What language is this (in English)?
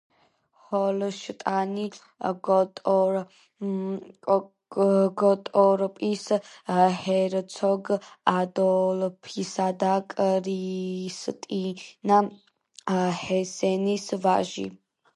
Georgian